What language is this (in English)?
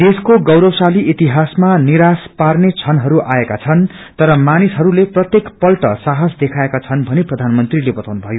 Nepali